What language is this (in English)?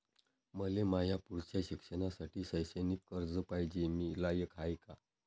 Marathi